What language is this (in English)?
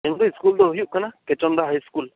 Santali